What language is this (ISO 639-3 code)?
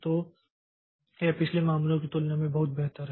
hin